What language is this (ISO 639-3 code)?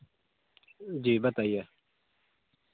urd